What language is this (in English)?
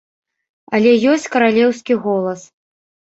Belarusian